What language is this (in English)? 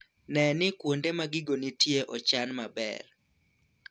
Luo (Kenya and Tanzania)